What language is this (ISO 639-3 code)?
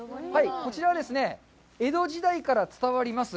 jpn